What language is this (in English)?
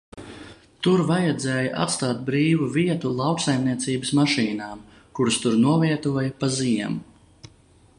Latvian